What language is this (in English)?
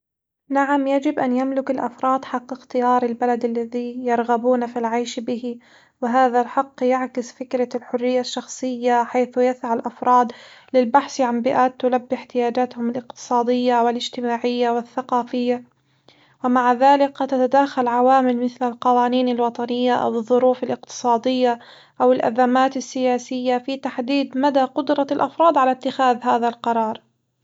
Hijazi Arabic